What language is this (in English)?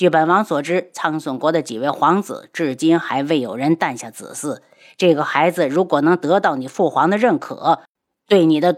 Chinese